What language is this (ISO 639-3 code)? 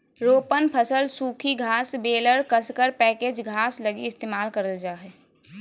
mag